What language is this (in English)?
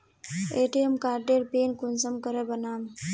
Magahi